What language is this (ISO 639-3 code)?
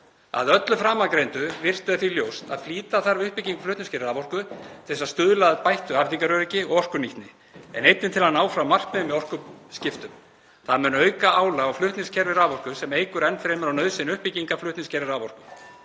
isl